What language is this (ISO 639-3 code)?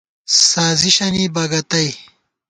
gwt